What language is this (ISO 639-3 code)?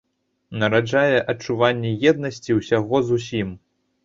bel